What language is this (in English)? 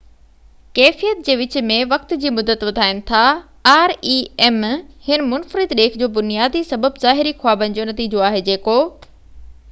Sindhi